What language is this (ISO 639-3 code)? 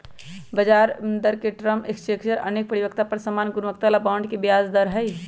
mag